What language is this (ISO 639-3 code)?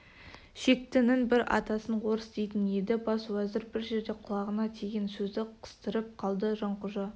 kaz